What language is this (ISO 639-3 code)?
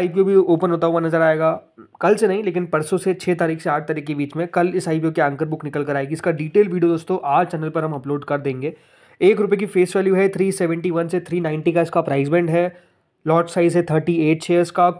hin